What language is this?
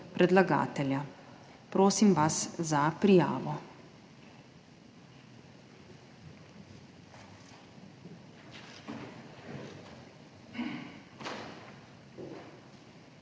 Slovenian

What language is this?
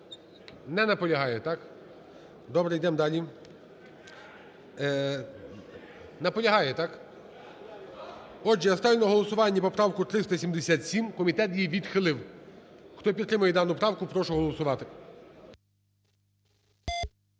Ukrainian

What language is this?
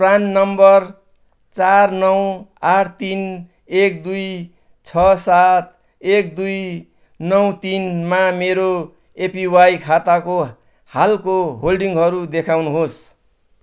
Nepali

